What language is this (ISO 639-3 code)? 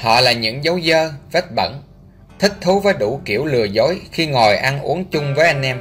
vie